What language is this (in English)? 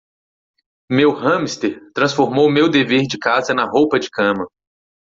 Portuguese